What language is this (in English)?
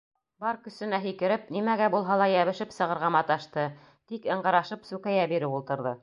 Bashkir